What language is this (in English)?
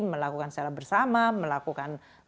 Indonesian